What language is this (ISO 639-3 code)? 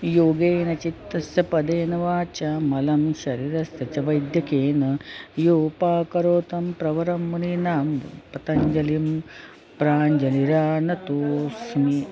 san